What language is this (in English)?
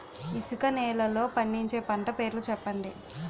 Telugu